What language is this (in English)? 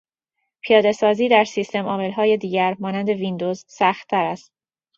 Persian